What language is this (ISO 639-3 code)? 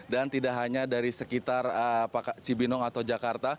ind